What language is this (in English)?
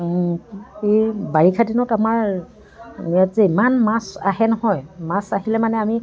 Assamese